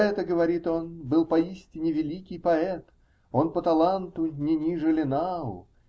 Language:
Russian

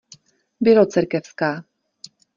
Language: Czech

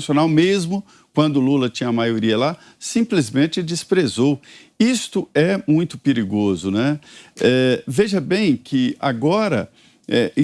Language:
Portuguese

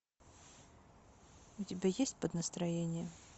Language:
Russian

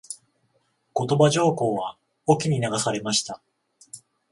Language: Japanese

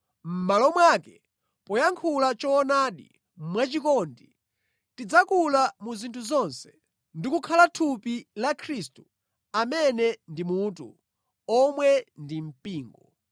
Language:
Nyanja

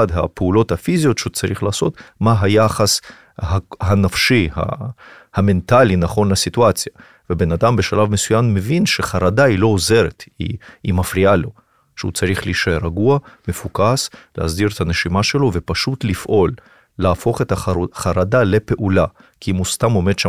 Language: Hebrew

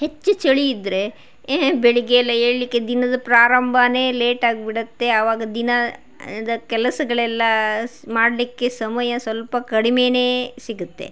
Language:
Kannada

